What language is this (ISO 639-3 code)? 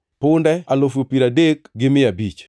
luo